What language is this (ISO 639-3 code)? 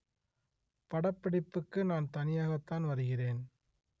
tam